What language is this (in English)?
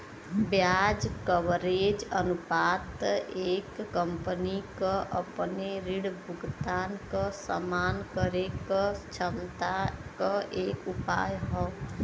Bhojpuri